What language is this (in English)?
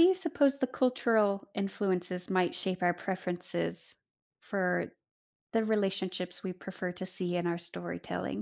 English